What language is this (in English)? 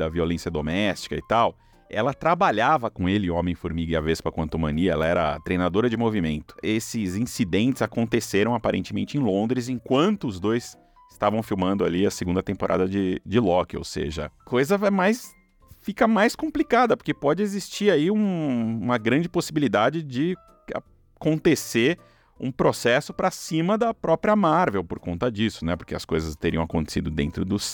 Portuguese